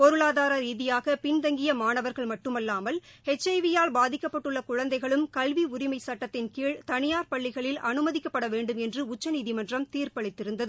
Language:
Tamil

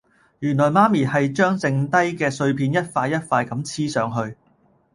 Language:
Cantonese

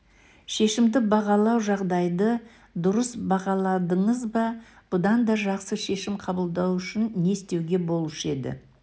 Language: Kazakh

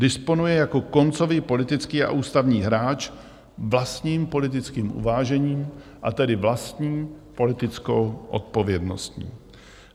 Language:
Czech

